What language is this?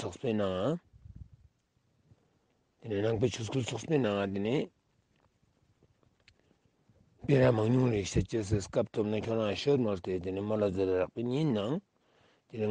Turkish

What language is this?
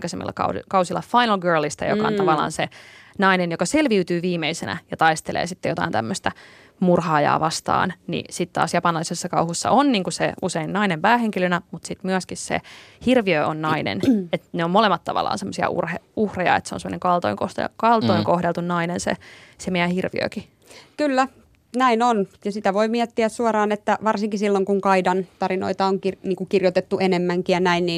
Finnish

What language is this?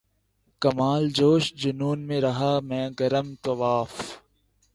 Urdu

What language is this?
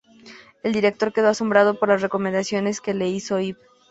Spanish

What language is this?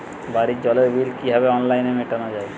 Bangla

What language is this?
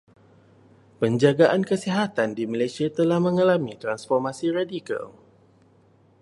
Malay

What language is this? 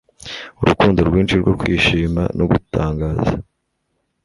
Kinyarwanda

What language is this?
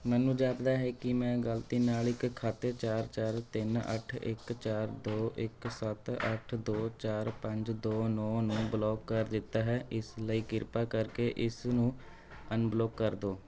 Punjabi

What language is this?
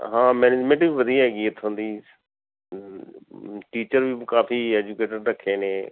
Punjabi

